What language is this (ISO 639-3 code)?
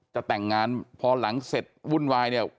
tha